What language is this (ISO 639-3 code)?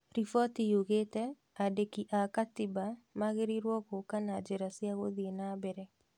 kik